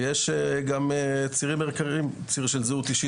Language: Hebrew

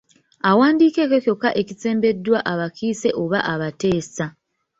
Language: Ganda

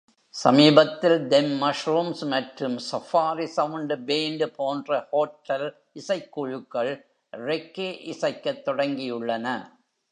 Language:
Tamil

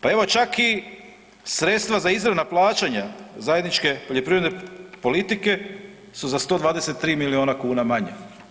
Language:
Croatian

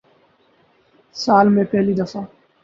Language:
Urdu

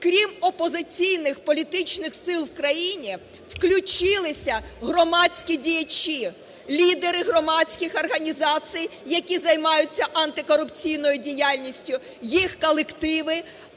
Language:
Ukrainian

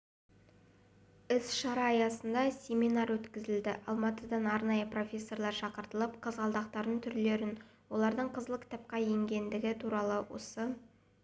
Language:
Kazakh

